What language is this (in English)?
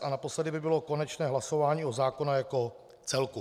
Czech